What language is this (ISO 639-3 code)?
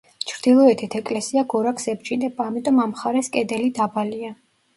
kat